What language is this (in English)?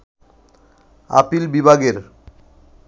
Bangla